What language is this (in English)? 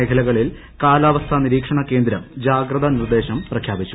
Malayalam